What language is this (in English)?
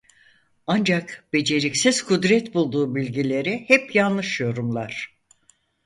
Turkish